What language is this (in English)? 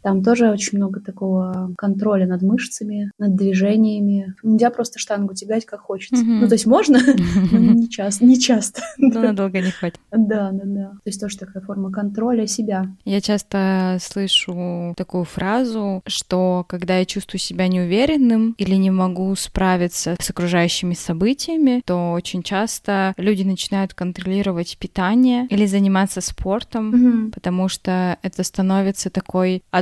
Russian